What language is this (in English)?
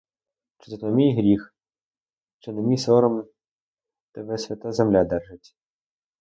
Ukrainian